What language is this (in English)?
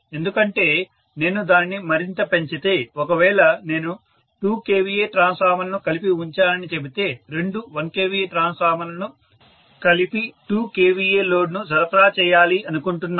Telugu